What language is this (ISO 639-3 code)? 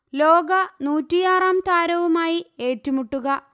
mal